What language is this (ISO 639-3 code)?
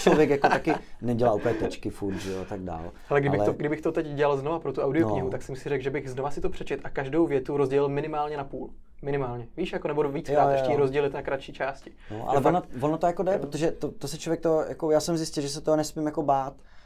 ces